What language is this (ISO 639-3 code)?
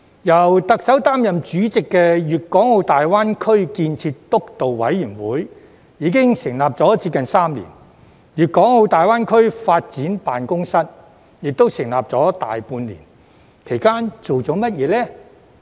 yue